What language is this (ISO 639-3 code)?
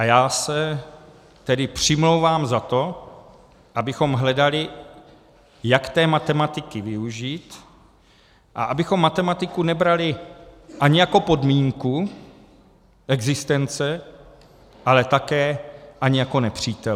ces